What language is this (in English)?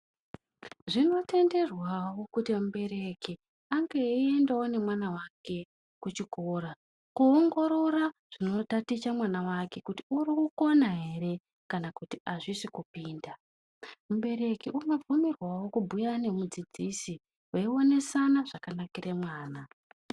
Ndau